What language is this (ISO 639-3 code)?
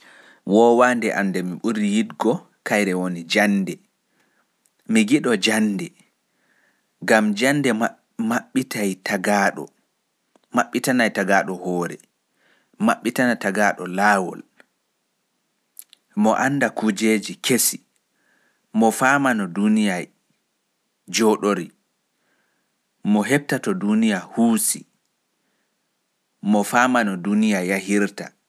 fuf